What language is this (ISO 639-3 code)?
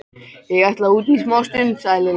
isl